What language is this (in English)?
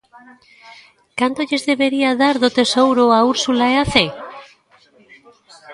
Galician